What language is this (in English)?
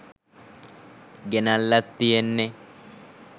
Sinhala